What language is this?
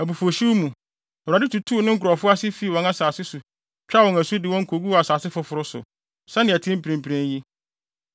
Akan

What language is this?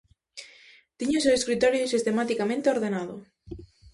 Galician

